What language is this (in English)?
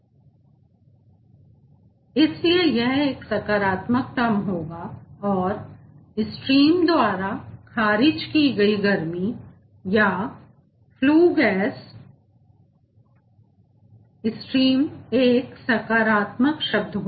Hindi